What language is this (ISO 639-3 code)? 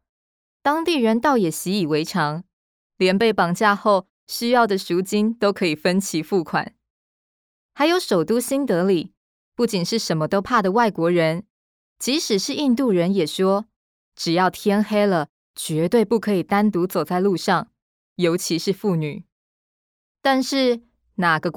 zho